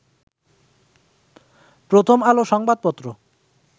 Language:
Bangla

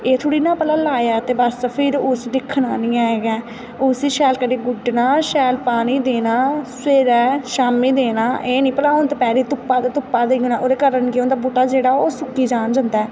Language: Dogri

